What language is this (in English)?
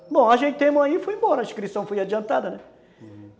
Portuguese